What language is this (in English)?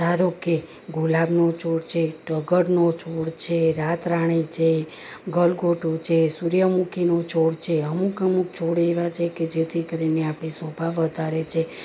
Gujarati